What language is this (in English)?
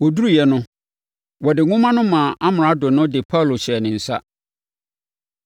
Akan